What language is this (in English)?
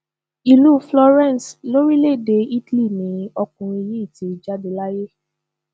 Yoruba